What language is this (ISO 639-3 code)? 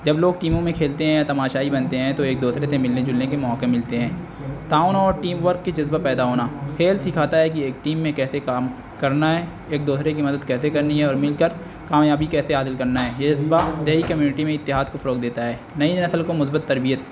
urd